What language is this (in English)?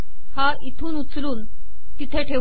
Marathi